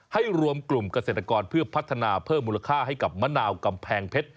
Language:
Thai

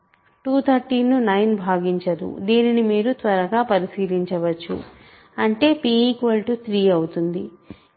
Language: Telugu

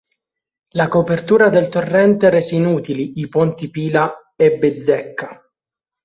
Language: Italian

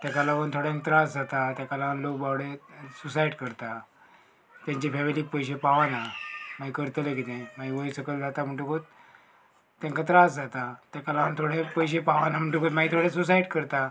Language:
Konkani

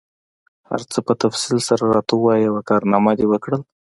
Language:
Pashto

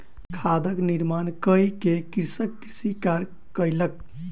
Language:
Maithili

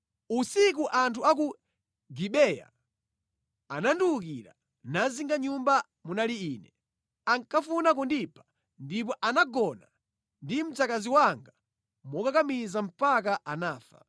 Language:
Nyanja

